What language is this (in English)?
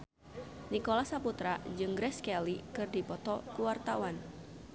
Sundanese